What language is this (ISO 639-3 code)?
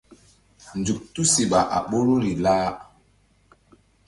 mdd